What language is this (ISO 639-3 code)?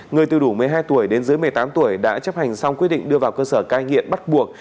vie